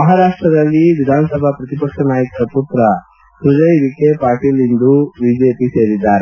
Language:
Kannada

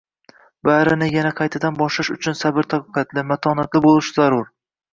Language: Uzbek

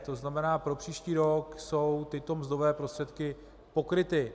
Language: Czech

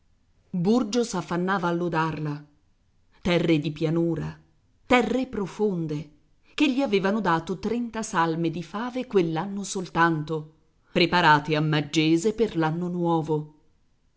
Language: Italian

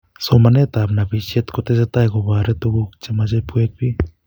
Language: Kalenjin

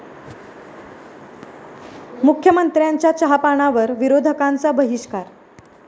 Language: Marathi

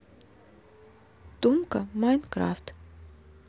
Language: Russian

